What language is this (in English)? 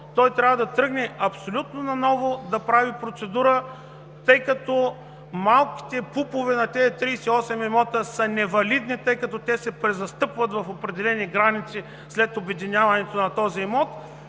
Bulgarian